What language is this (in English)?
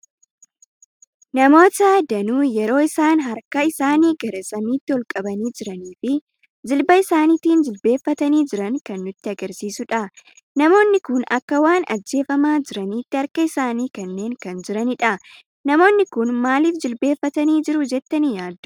Oromo